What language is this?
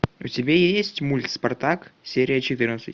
Russian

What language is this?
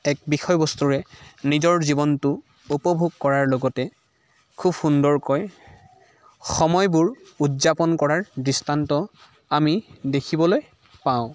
Assamese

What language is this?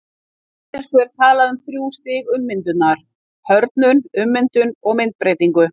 Icelandic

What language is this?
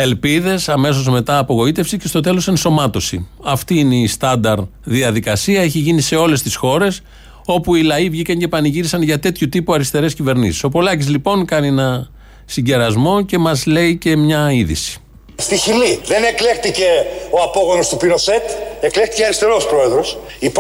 Greek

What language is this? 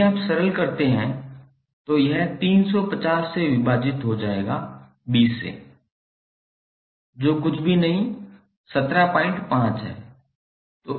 Hindi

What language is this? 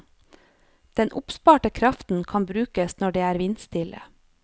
Norwegian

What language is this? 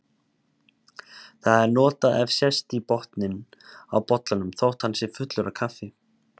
Icelandic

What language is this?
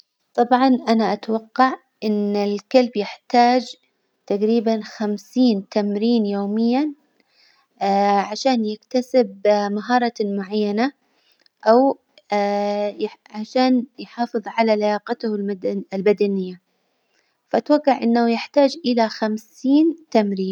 Hijazi Arabic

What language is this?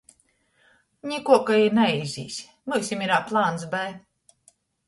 Latgalian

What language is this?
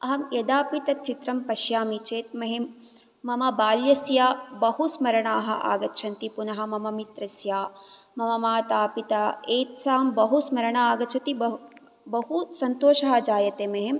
Sanskrit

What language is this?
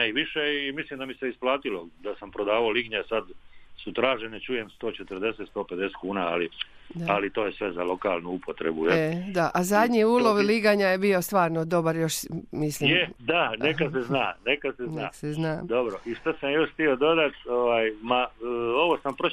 Croatian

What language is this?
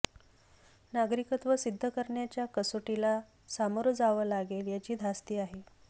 Marathi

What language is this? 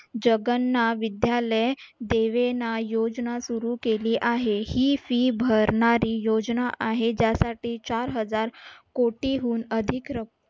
Marathi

